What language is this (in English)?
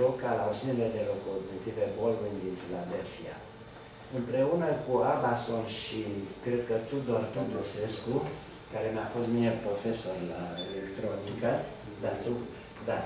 Romanian